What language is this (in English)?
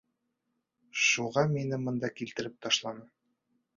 Bashkir